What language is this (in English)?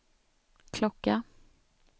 Swedish